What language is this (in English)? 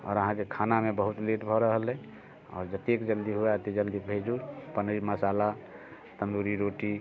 Maithili